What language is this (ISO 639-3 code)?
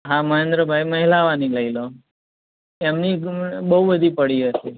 guj